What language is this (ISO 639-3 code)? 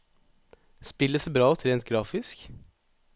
nor